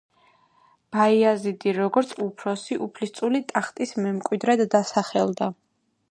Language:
Georgian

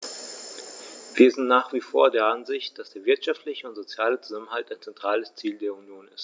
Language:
German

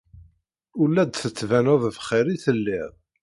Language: Kabyle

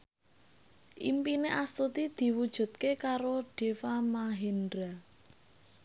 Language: Javanese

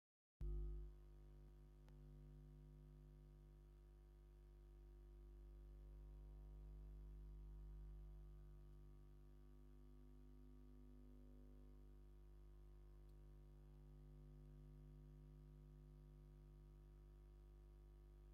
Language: Tigrinya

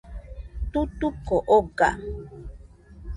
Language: Nüpode Huitoto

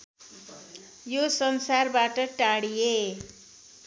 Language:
Nepali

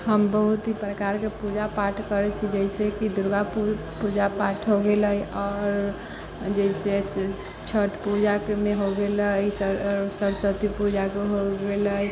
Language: Maithili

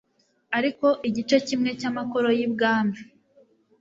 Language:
Kinyarwanda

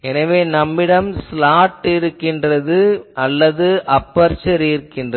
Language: Tamil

